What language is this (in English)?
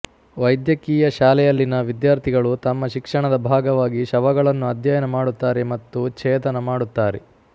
Kannada